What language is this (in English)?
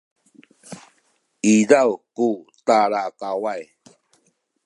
Sakizaya